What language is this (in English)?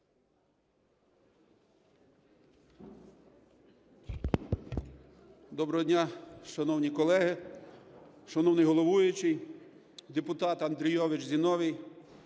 Ukrainian